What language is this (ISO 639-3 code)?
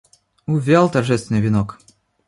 rus